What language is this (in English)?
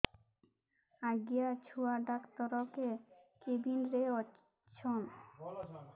Odia